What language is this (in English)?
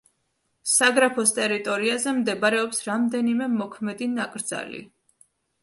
Georgian